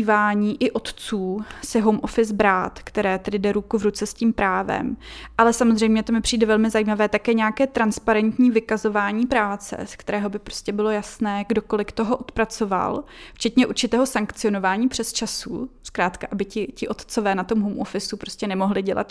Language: Czech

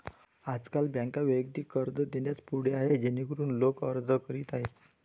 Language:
Marathi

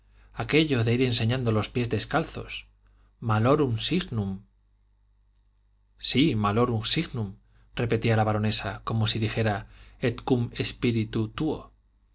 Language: Spanish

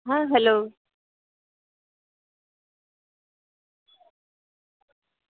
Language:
Gujarati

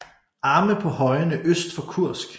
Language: Danish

